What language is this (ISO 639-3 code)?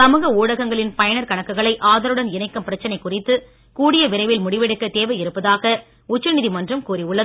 tam